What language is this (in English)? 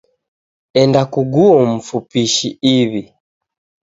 Taita